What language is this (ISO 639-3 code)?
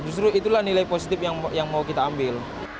ind